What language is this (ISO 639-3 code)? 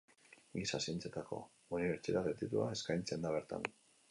eus